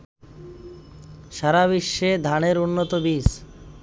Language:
Bangla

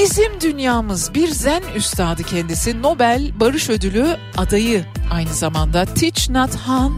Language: Turkish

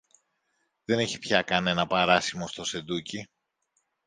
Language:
Greek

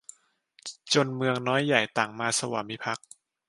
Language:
Thai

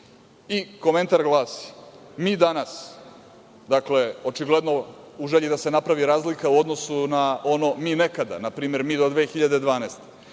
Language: Serbian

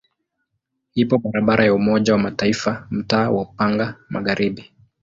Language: Swahili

